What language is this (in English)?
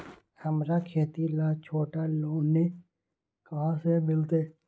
Magahi